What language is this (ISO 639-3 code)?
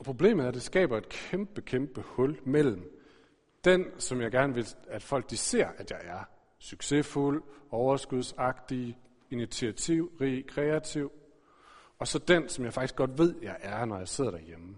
dan